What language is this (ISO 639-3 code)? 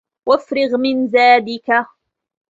ara